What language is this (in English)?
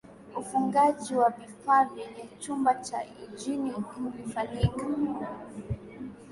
Swahili